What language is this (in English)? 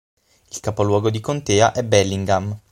Italian